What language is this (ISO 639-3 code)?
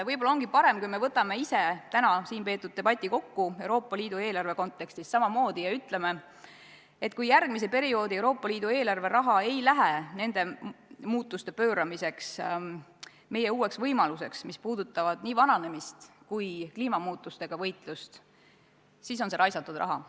est